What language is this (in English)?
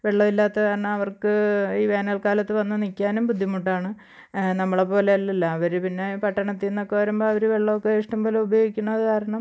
Malayalam